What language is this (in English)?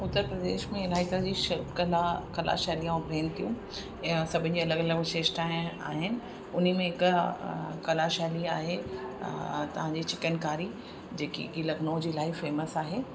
Sindhi